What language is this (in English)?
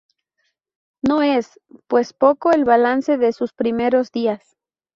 Spanish